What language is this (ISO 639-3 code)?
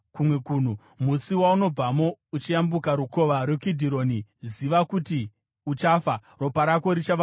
sna